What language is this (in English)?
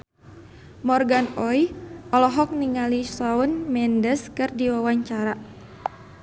Sundanese